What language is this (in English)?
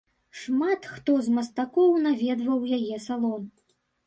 Belarusian